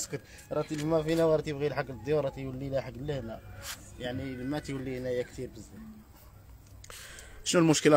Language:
Arabic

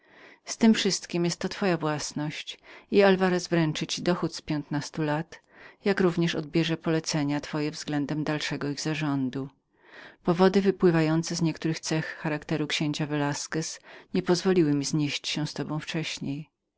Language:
Polish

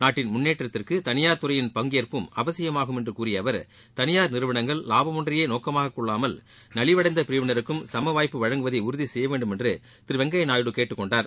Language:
Tamil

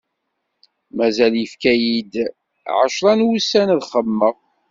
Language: Kabyle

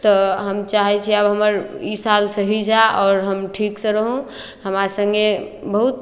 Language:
Maithili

